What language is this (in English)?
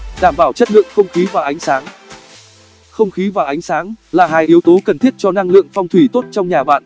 Vietnamese